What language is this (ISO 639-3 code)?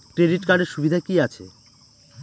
ben